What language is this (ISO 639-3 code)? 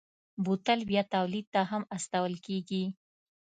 pus